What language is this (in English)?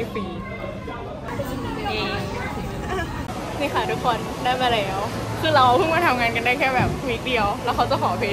Thai